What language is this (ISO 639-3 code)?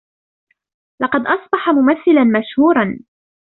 ara